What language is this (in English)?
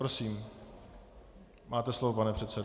Czech